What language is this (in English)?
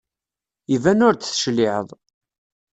Kabyle